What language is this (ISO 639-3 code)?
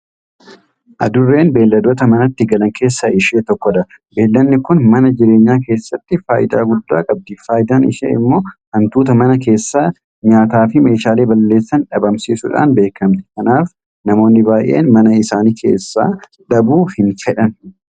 orm